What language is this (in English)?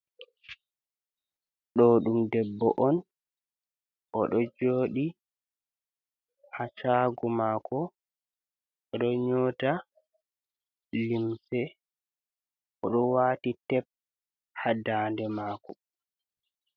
Fula